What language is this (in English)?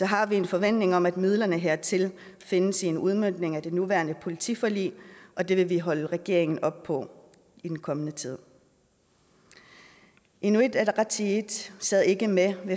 Danish